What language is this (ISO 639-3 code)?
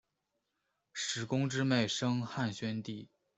zho